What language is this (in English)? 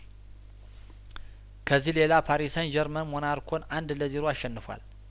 Amharic